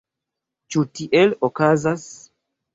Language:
Esperanto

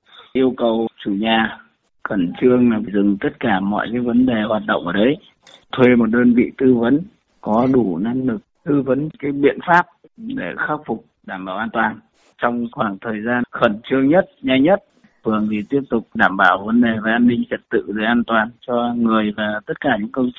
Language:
Vietnamese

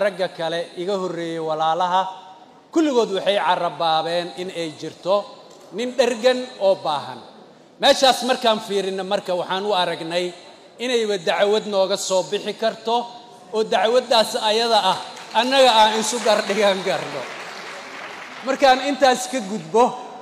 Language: Arabic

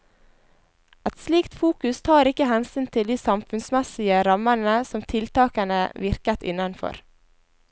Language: Norwegian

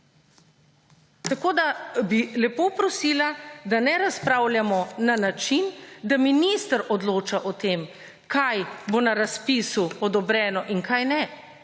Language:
Slovenian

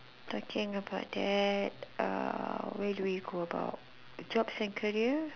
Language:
English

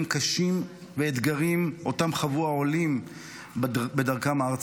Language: Hebrew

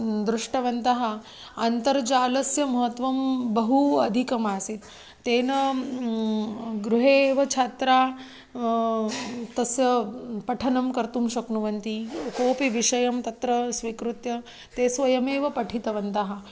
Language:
Sanskrit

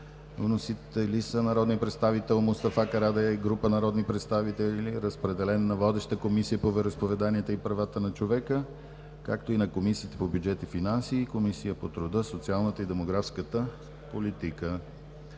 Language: Bulgarian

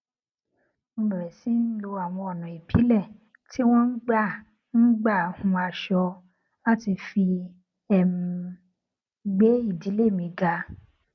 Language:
Yoruba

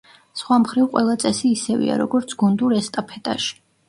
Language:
Georgian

